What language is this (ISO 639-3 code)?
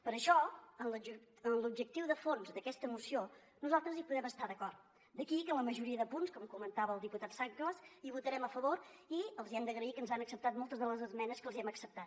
cat